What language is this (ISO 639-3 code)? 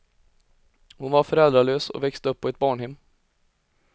swe